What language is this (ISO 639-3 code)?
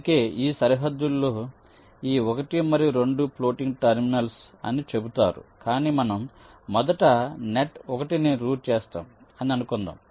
tel